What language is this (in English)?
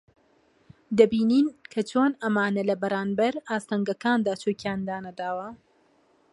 Central Kurdish